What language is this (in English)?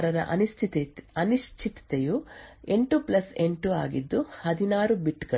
Kannada